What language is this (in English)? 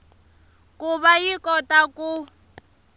Tsonga